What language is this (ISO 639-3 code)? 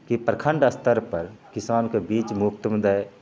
mai